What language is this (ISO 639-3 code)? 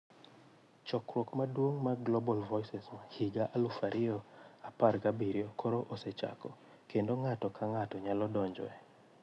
luo